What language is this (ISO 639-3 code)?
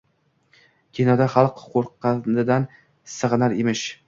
uzb